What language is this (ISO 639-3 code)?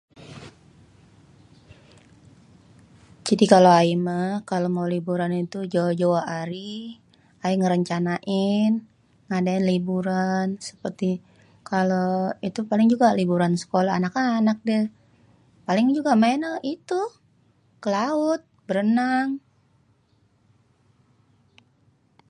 bew